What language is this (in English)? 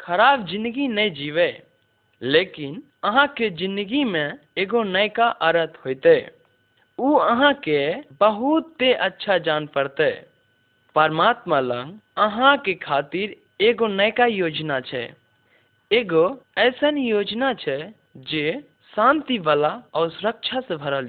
Hindi